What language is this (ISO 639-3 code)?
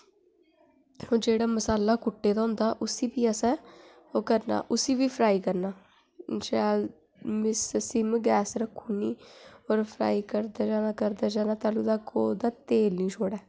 doi